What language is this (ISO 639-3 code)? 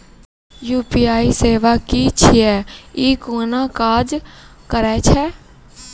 mai